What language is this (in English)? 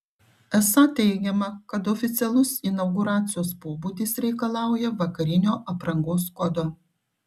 Lithuanian